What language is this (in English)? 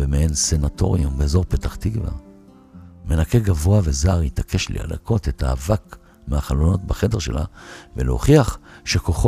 Hebrew